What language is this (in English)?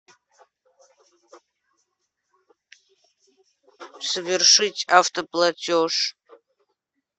Russian